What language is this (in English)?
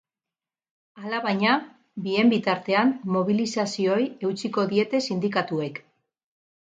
Basque